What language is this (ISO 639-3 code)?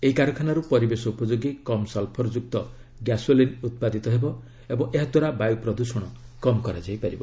ori